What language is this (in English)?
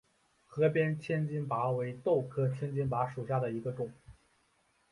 Chinese